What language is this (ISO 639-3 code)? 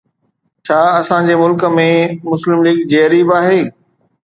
snd